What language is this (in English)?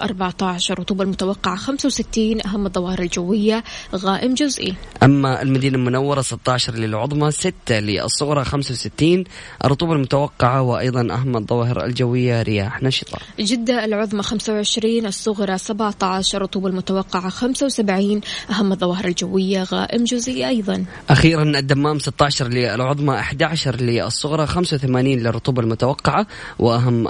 Arabic